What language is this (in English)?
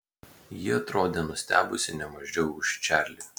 Lithuanian